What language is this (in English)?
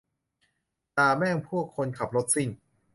Thai